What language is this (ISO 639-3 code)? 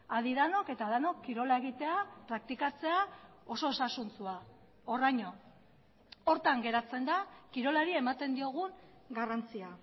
eus